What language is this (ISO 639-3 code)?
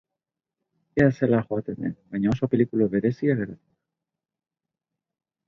eus